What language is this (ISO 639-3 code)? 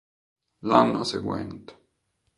ita